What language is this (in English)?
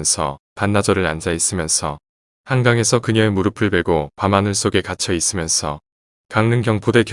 Korean